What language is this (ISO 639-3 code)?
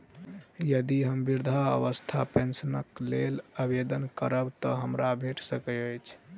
mai